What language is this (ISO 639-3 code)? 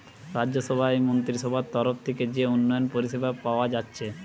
ben